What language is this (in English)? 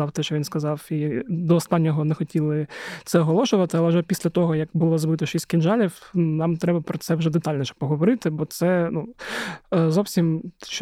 Ukrainian